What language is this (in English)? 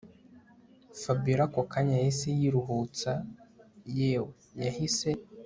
Kinyarwanda